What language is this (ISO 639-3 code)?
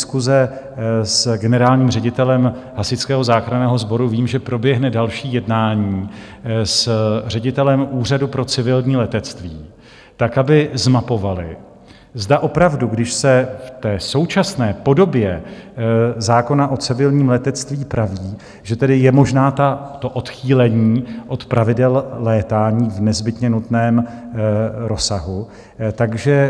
ces